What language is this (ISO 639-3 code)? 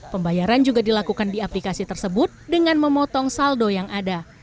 ind